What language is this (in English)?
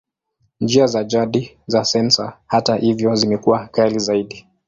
Swahili